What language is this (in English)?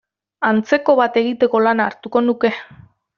Basque